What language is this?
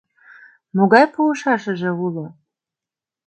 Mari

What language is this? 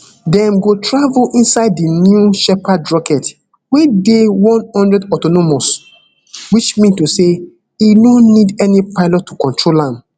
Nigerian Pidgin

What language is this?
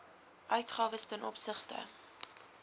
Afrikaans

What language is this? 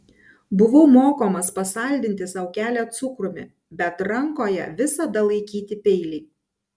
Lithuanian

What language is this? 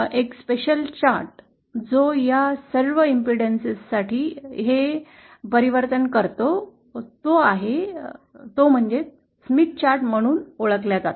Marathi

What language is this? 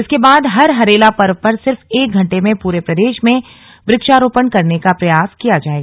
Hindi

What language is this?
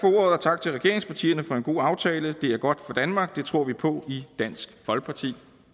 Danish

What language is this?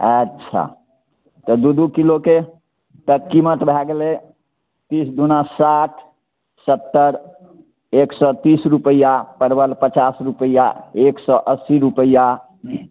Maithili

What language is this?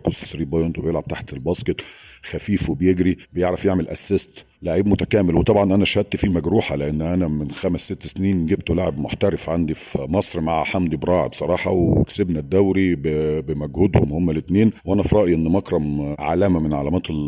Arabic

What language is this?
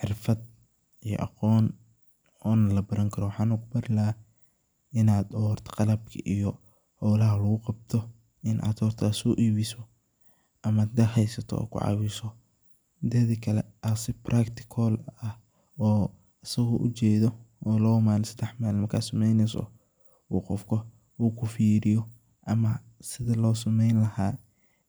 Somali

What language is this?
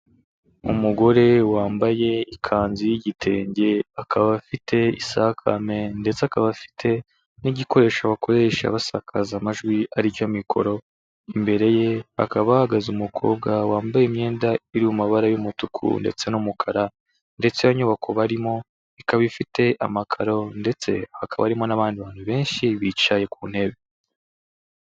Kinyarwanda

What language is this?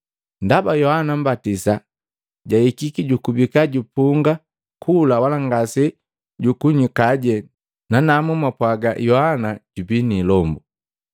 Matengo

